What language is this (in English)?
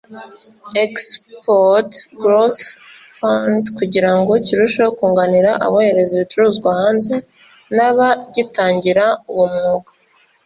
Kinyarwanda